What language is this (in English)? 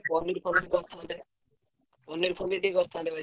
Odia